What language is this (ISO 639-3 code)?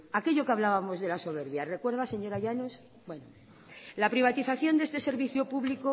spa